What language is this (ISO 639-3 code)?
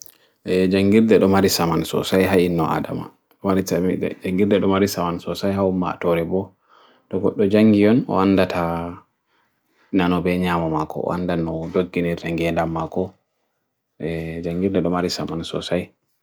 fui